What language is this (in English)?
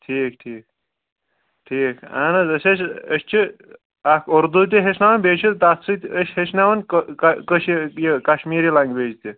Kashmiri